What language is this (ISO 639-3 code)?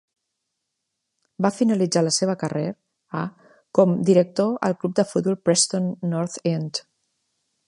cat